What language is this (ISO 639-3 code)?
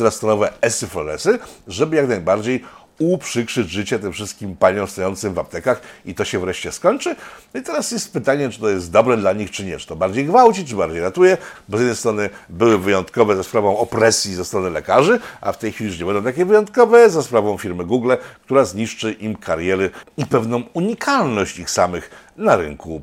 pol